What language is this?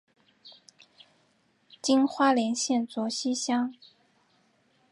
Chinese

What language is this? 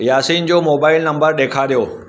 Sindhi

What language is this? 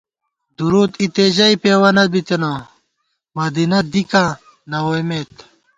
Gawar-Bati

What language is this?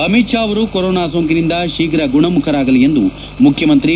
Kannada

